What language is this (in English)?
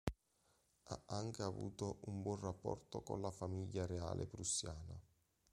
Italian